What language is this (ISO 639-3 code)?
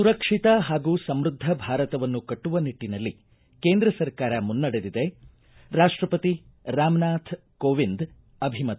kan